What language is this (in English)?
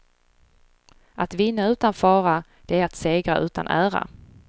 Swedish